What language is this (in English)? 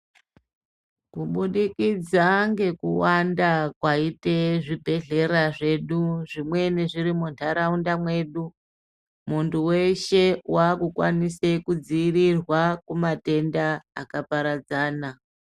Ndau